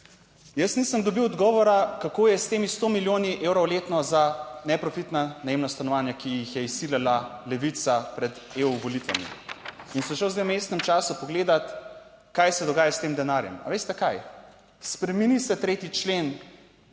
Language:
Slovenian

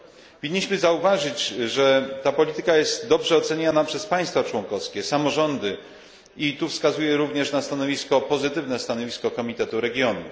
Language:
Polish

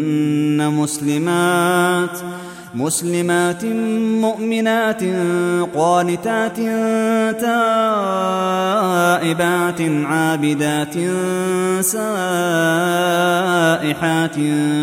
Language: Arabic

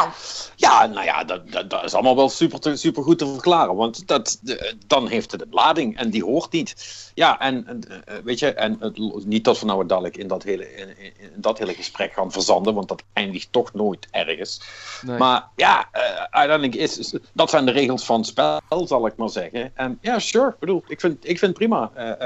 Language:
Dutch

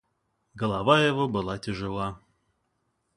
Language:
Russian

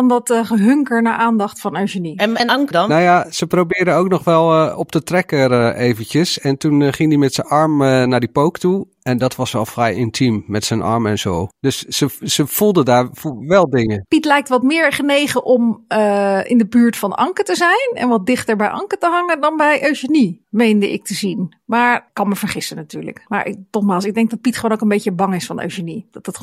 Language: Dutch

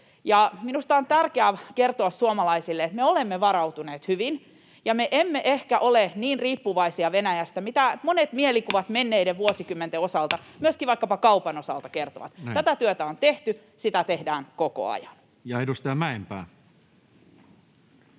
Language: Finnish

